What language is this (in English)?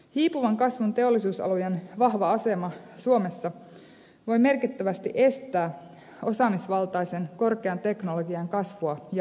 Finnish